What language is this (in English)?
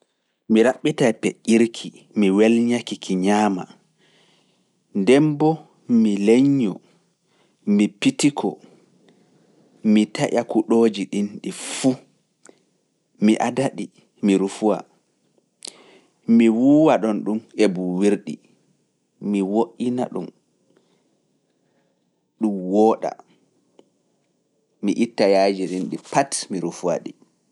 Fula